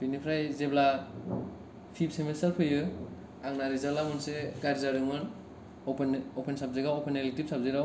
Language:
Bodo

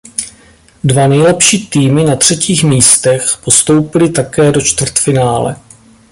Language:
Czech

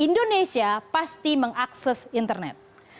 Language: Indonesian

